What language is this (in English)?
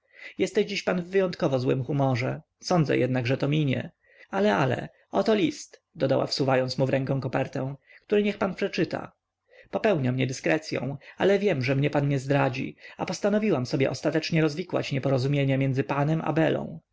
Polish